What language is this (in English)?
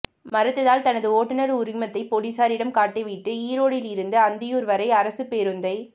Tamil